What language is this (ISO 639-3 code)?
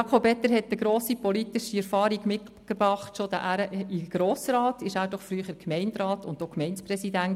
gsw